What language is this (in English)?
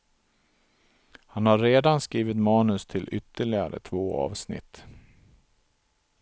Swedish